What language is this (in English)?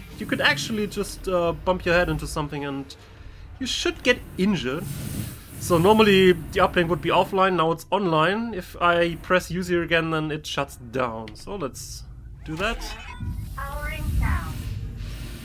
English